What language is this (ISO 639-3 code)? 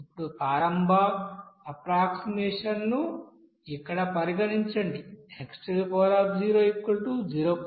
tel